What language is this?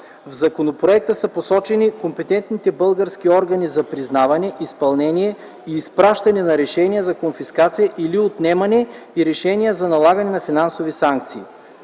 Bulgarian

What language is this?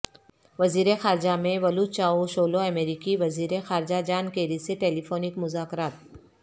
Urdu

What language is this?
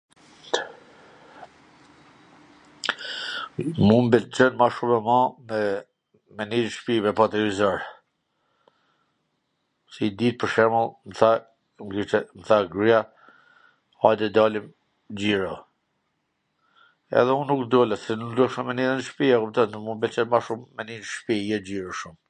Gheg Albanian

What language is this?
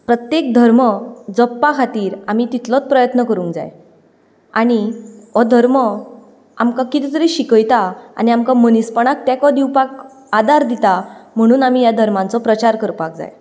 Konkani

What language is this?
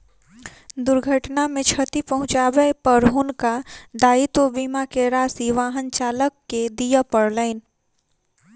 Maithili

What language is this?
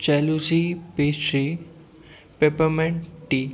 Sindhi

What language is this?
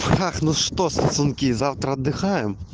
Russian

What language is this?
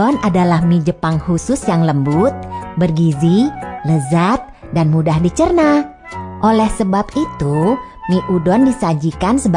Indonesian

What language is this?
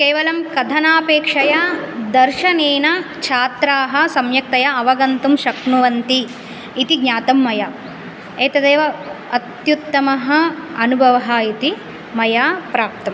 Sanskrit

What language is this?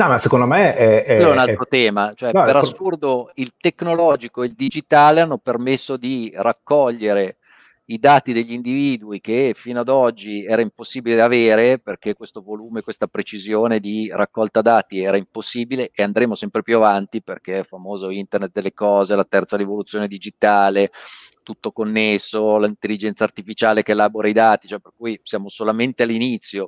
Italian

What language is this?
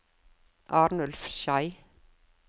Norwegian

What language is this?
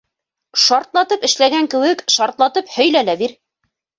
Bashkir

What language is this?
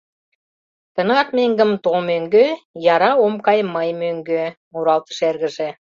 Mari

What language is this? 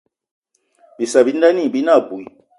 Eton (Cameroon)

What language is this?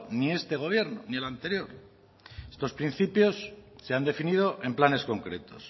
Spanish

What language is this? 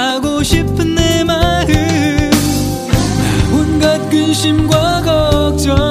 Korean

